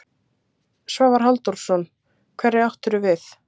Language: Icelandic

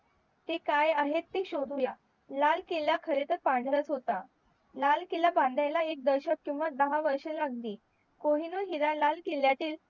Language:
Marathi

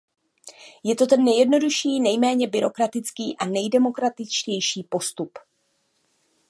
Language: Czech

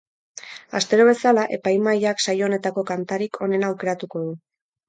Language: Basque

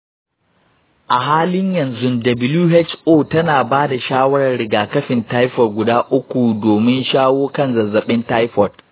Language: Hausa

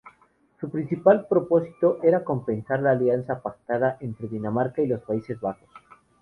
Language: Spanish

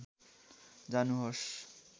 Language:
Nepali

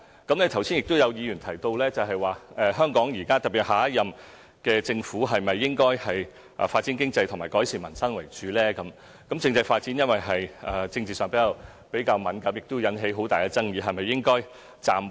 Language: Cantonese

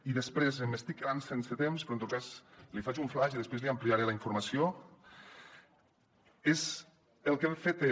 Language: Catalan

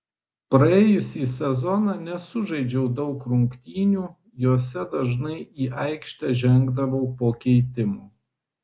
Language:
Lithuanian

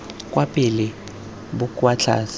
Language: Tswana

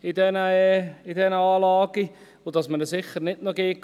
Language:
Swiss German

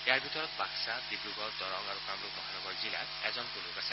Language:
Assamese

